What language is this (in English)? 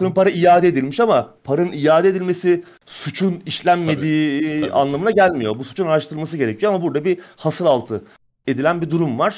Turkish